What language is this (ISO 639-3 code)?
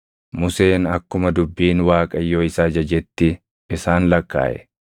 orm